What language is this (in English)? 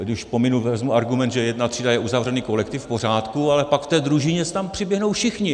Czech